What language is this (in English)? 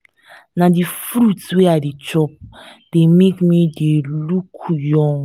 Nigerian Pidgin